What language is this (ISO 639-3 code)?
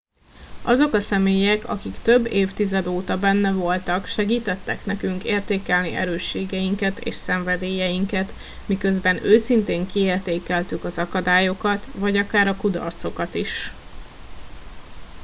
hun